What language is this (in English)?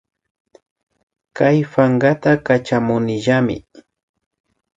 Imbabura Highland Quichua